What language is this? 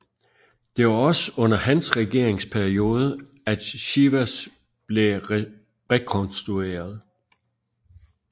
Danish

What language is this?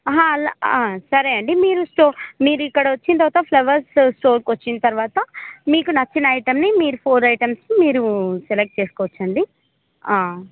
Telugu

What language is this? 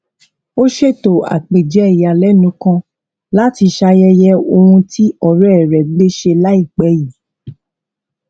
Yoruba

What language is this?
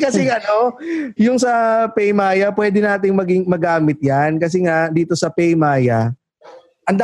Filipino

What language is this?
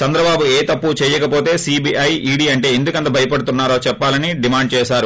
Telugu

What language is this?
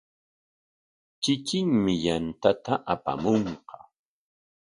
Corongo Ancash Quechua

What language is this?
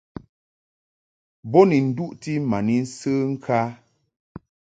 Mungaka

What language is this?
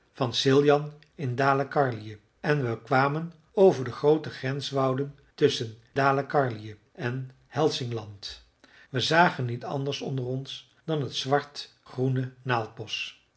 Dutch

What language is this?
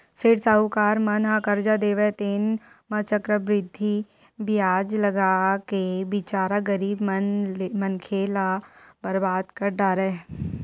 Chhattisgarhi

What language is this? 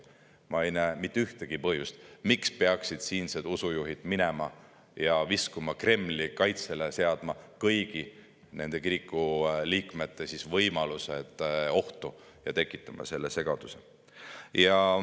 Estonian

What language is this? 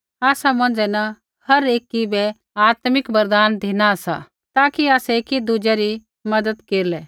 Kullu Pahari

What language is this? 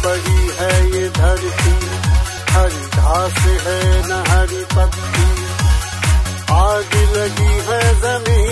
Romanian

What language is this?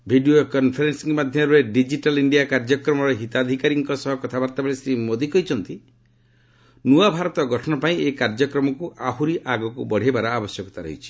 Odia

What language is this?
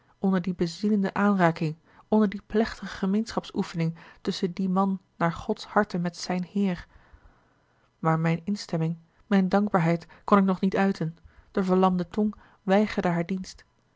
Dutch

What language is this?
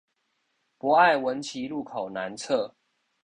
Chinese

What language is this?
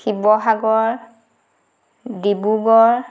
Assamese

